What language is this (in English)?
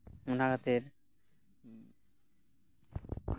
Santali